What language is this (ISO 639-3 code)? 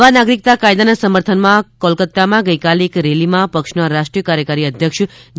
guj